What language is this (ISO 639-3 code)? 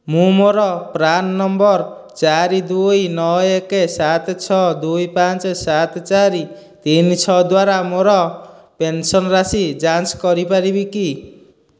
ori